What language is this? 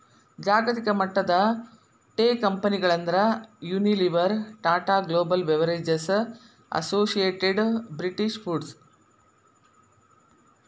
Kannada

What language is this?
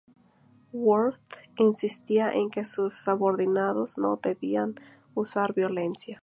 Spanish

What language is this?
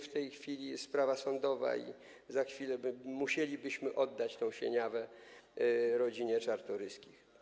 Polish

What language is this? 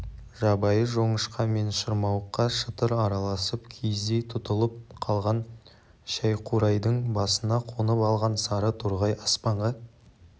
Kazakh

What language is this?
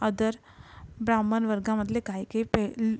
Marathi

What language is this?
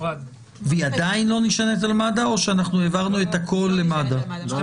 Hebrew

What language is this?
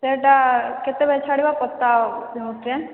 Odia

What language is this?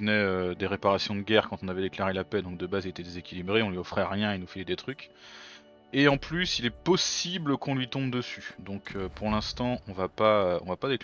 French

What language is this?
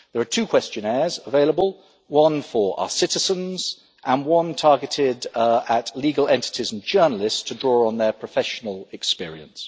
English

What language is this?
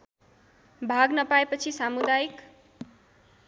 Nepali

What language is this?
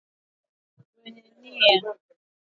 Swahili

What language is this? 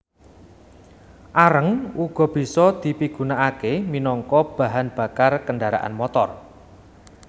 Javanese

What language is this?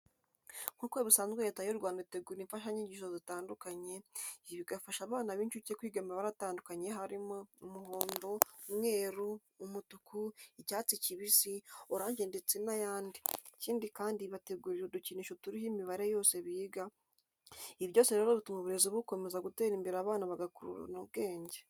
Kinyarwanda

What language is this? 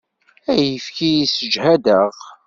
Kabyle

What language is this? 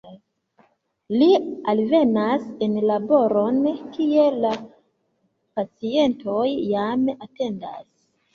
Esperanto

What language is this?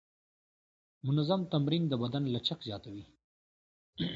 Pashto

